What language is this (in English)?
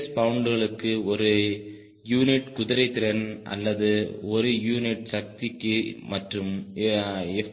Tamil